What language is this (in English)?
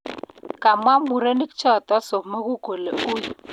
Kalenjin